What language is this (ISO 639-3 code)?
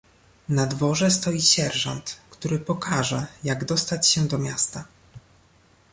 pol